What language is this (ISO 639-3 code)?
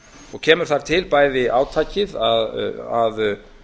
isl